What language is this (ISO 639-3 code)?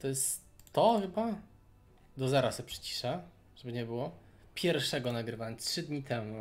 pol